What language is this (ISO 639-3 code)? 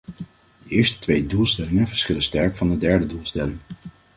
nld